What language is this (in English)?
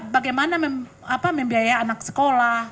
Indonesian